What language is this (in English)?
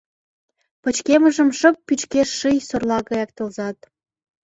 Mari